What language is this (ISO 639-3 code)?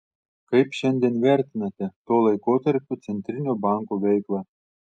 lit